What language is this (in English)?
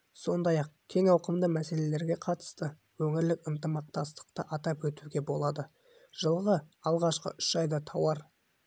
Kazakh